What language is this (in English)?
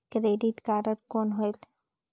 Chhattisgarhi